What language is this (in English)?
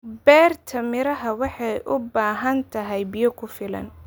Somali